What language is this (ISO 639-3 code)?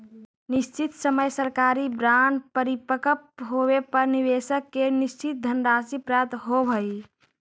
mag